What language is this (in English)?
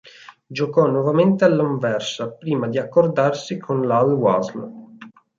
Italian